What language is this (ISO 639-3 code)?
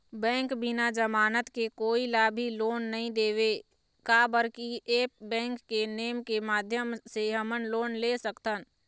hne